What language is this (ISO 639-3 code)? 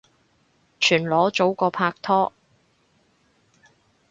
yue